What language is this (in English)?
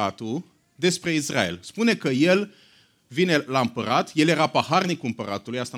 Romanian